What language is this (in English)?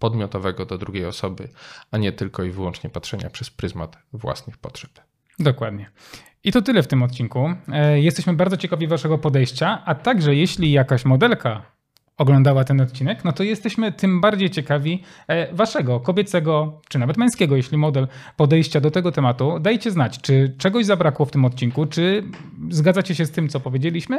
Polish